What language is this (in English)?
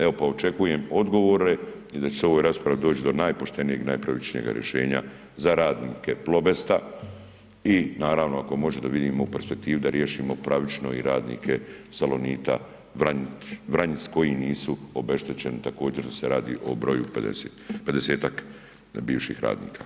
Croatian